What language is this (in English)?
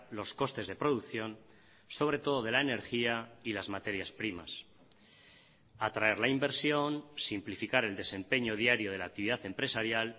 Spanish